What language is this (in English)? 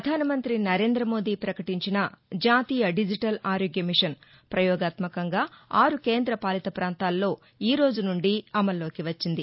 Telugu